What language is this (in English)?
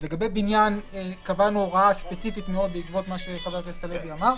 Hebrew